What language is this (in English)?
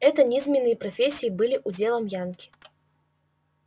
Russian